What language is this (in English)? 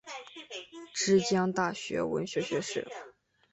Chinese